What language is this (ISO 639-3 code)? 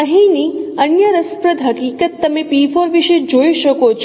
guj